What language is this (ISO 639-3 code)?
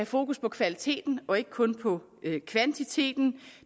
dan